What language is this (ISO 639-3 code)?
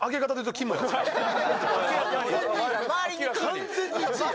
jpn